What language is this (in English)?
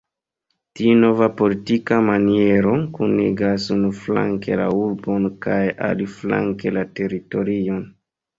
Esperanto